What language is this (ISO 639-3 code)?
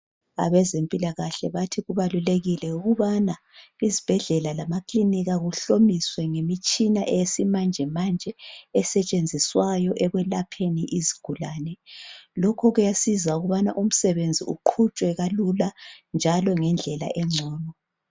nde